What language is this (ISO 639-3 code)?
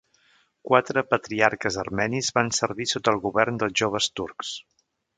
cat